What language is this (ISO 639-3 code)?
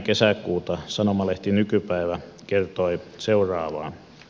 fin